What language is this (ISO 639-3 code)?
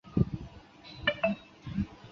zho